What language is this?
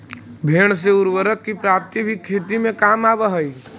Magahi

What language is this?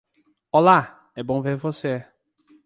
Portuguese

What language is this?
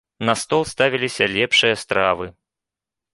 Belarusian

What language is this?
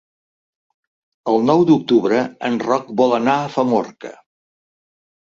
Catalan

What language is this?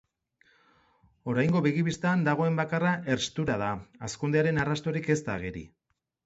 Basque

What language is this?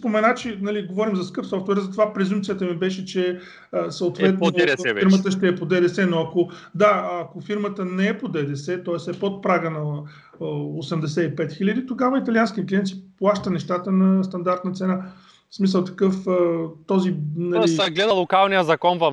Bulgarian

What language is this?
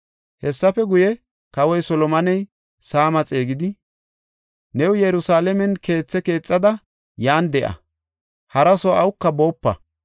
Gofa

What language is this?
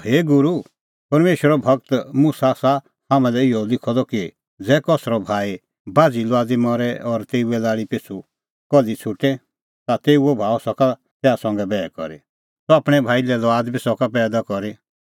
Kullu Pahari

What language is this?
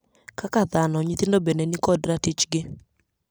Luo (Kenya and Tanzania)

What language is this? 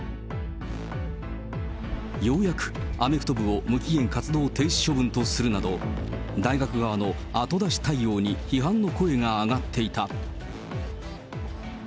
Japanese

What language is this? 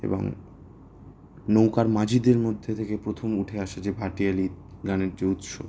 Bangla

